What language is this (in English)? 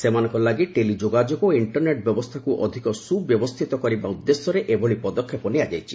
Odia